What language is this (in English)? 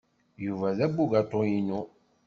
Kabyle